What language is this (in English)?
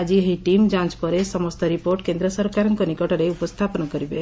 Odia